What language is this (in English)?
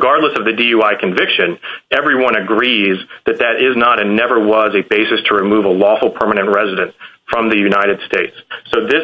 English